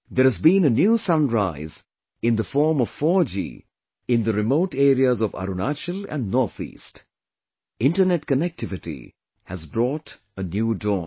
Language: English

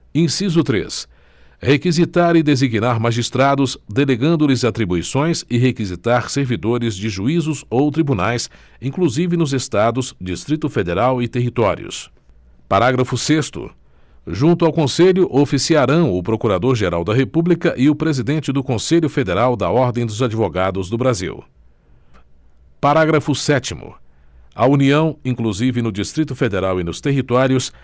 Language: Portuguese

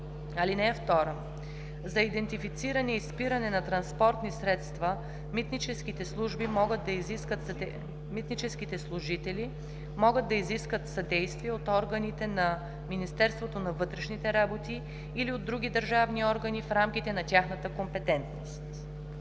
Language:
Bulgarian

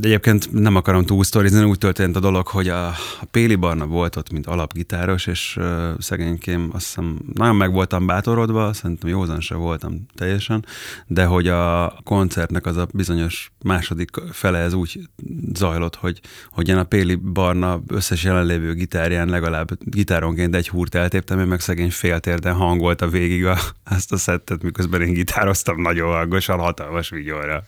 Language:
Hungarian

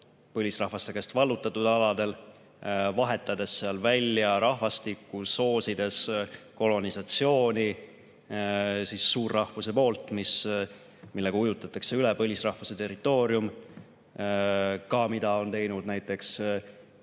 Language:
Estonian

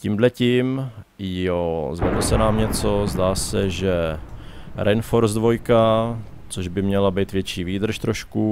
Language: Czech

